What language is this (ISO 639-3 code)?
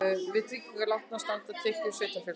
isl